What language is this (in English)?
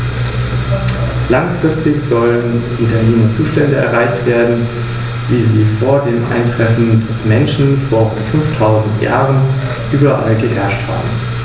German